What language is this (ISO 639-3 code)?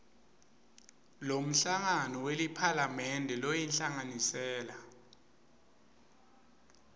ssw